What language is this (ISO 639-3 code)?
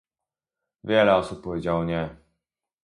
pol